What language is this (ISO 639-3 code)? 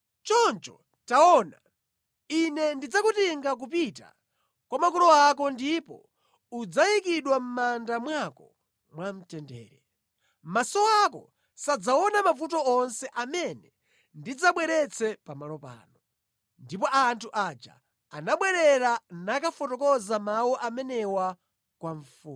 nya